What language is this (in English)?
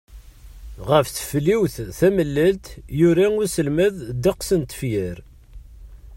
Kabyle